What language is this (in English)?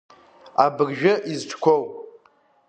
Abkhazian